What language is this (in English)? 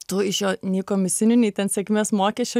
Lithuanian